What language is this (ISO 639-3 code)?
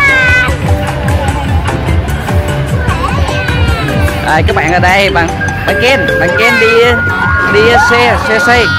vie